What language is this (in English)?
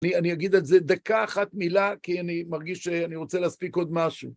Hebrew